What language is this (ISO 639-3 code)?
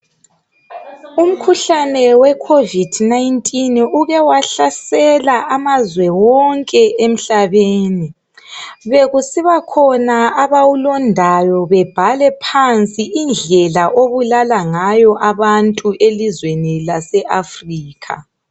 nde